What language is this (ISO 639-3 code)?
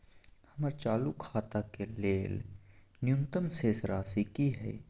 mai